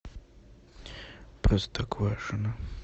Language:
Russian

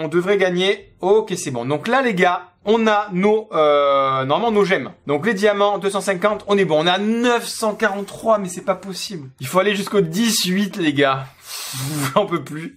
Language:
French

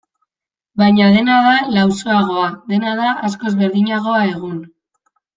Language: Basque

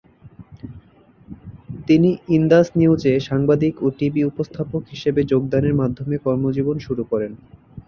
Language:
Bangla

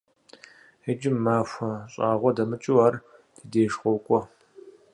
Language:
Kabardian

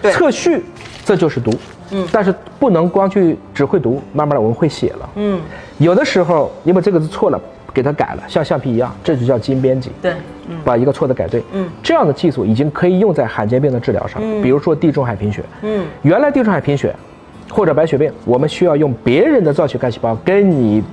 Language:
Chinese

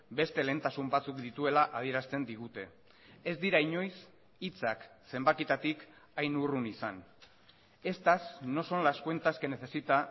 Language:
Basque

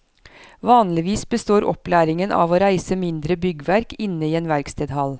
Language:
Norwegian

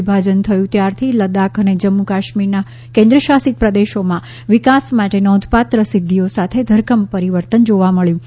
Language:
Gujarati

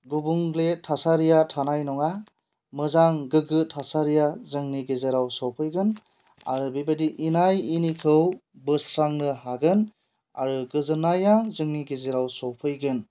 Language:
Bodo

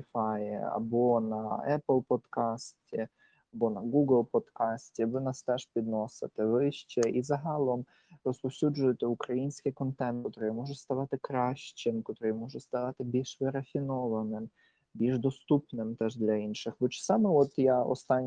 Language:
Ukrainian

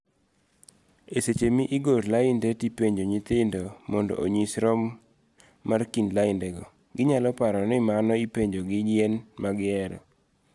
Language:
Luo (Kenya and Tanzania)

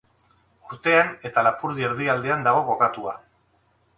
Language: Basque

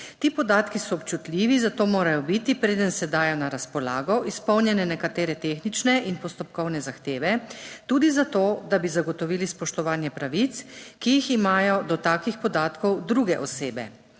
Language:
Slovenian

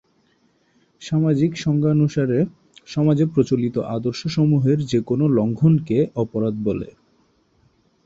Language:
Bangla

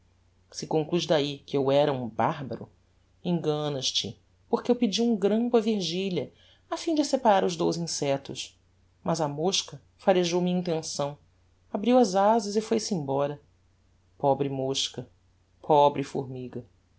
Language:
Portuguese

